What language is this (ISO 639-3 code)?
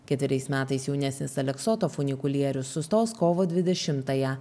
lit